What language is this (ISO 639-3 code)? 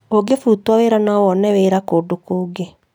kik